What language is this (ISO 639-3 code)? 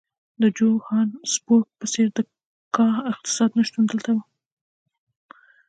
pus